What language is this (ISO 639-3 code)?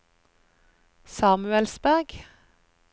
nor